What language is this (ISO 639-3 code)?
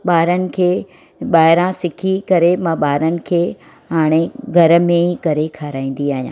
snd